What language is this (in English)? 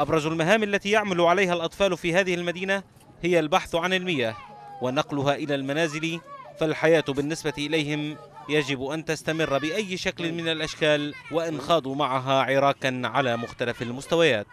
Arabic